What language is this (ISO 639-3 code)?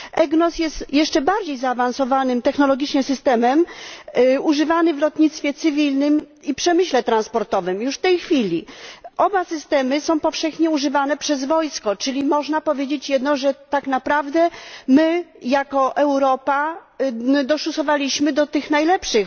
pol